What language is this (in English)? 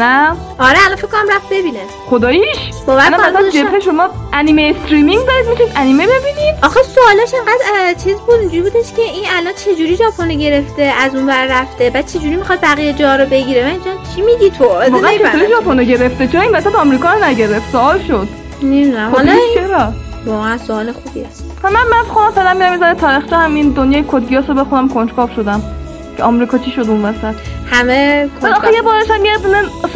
Persian